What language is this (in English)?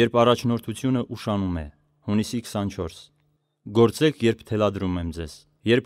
Turkish